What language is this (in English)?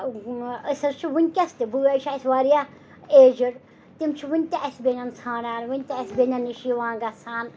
Kashmiri